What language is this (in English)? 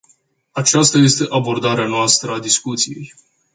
Romanian